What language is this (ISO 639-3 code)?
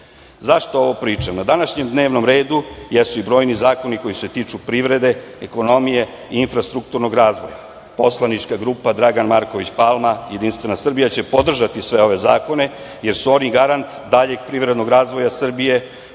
srp